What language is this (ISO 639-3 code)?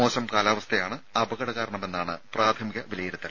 mal